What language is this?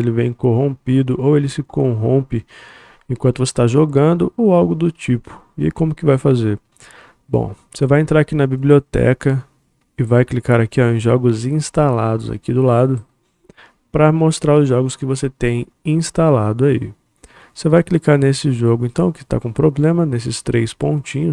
Portuguese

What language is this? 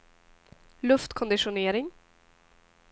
Swedish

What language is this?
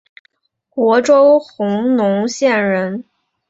Chinese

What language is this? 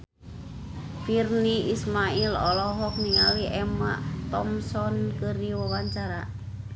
Sundanese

